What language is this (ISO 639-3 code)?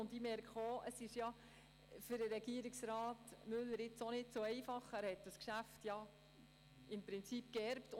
gsw